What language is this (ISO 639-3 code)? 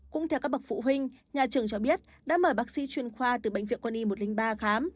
vie